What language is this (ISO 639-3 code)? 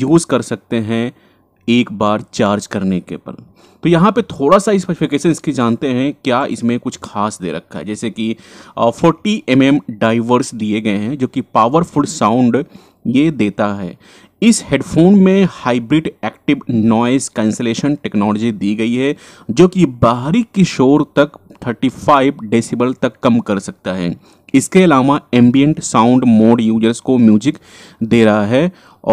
hin